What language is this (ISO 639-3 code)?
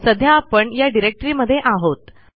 mar